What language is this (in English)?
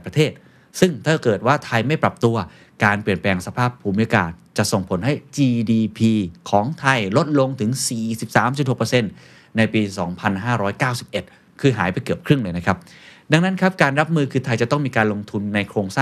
Thai